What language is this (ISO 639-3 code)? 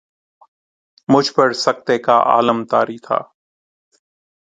urd